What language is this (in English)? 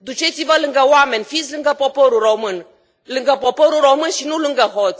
Romanian